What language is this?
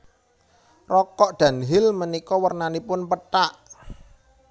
Javanese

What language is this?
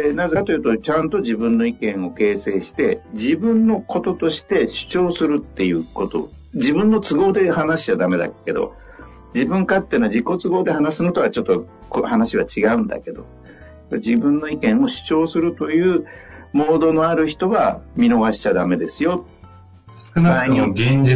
Japanese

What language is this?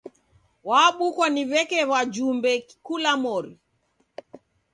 Taita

